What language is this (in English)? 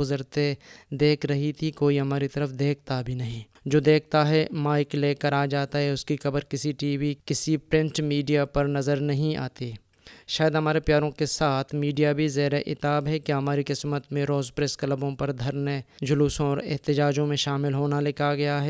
Urdu